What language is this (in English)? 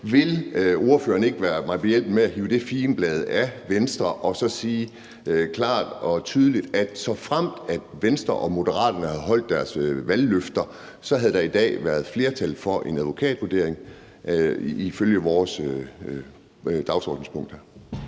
Danish